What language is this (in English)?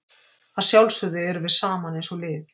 Icelandic